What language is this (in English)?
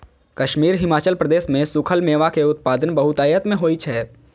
Maithili